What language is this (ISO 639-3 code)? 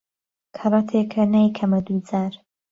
ckb